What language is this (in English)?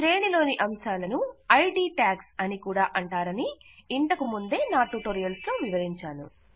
Telugu